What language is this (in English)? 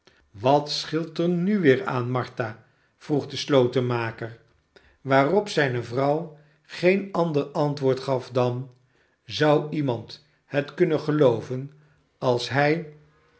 Dutch